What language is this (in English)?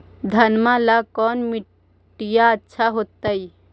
Magahi